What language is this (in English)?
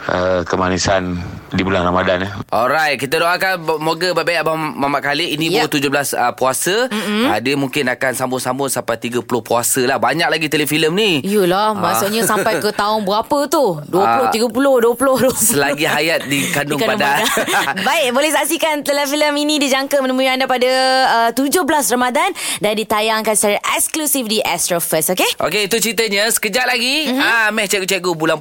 Malay